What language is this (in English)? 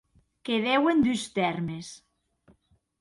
Occitan